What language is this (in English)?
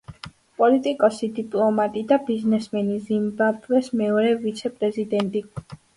Georgian